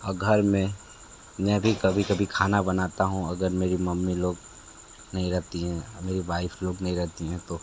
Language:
Hindi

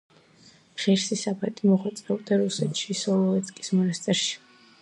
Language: Georgian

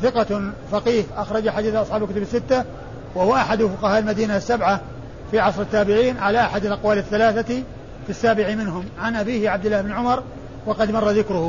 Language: Arabic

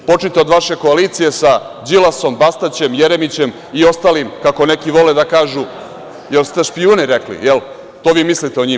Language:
Serbian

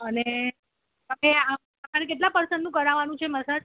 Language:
Gujarati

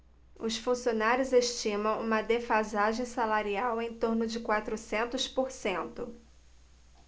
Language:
Portuguese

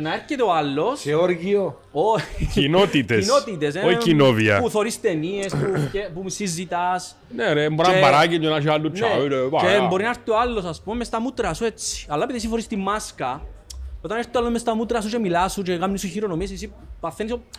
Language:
Greek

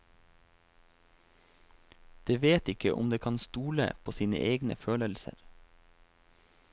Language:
Norwegian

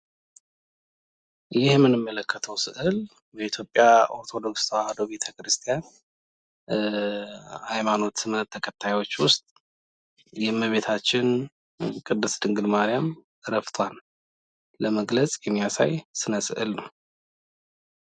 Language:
Amharic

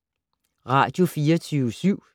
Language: Danish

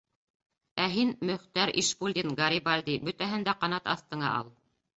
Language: Bashkir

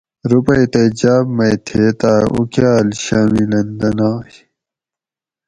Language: Gawri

